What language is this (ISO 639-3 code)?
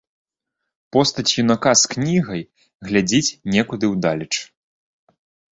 bel